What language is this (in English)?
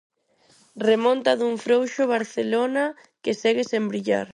Galician